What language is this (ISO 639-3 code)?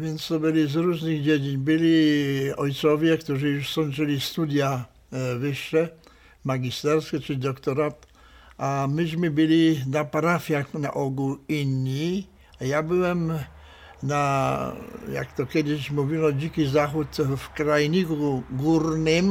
pol